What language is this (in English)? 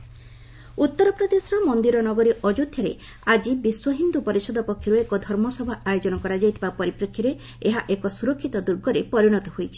Odia